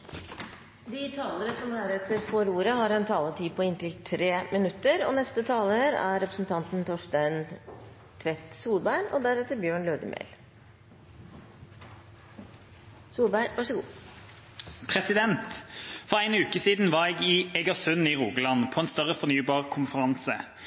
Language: Norwegian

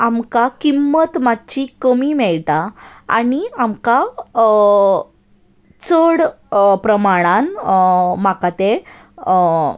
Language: Konkani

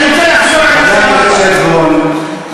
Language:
Hebrew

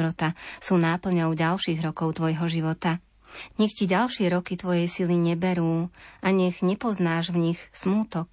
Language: Slovak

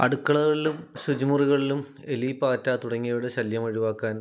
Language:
Malayalam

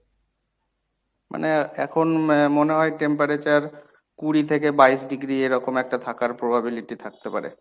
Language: Bangla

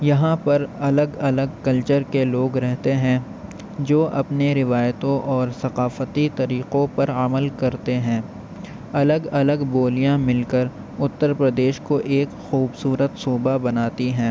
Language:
Urdu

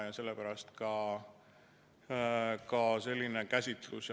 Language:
Estonian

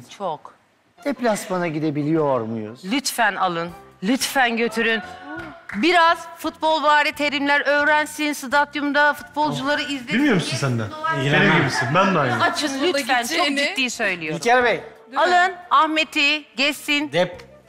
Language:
Turkish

